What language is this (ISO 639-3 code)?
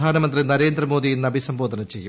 mal